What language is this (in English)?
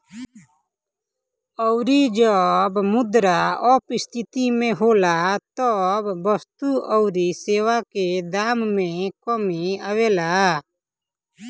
Bhojpuri